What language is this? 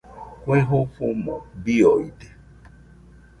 Nüpode Huitoto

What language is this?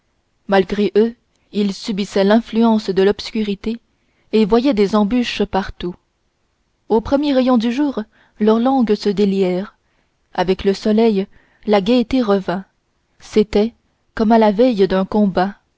French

